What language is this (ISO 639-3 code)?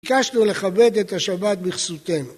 heb